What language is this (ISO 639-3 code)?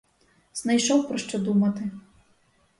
ukr